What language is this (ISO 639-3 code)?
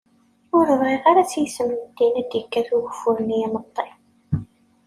kab